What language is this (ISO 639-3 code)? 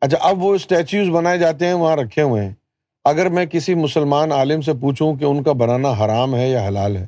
urd